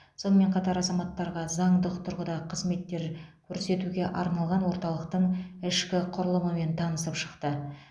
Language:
Kazakh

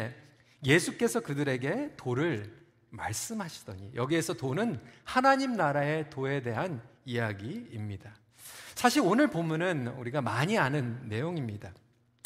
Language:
Korean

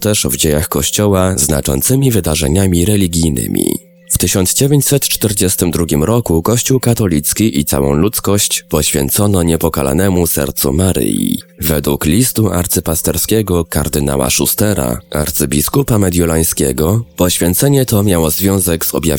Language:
Polish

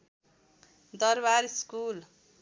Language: Nepali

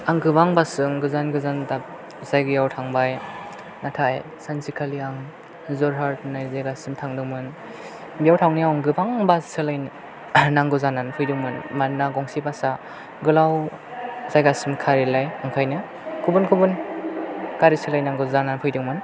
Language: Bodo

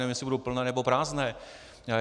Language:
Czech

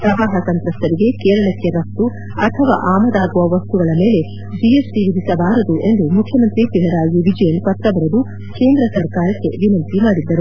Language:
Kannada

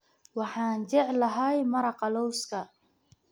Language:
Somali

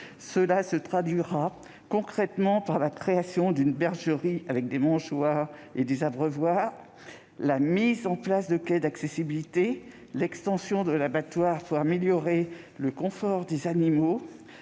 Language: French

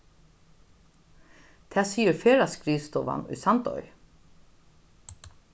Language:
Faroese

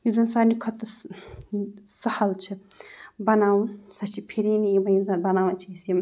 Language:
Kashmiri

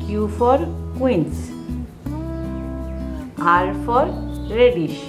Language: English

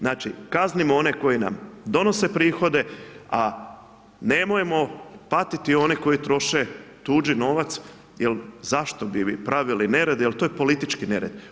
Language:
Croatian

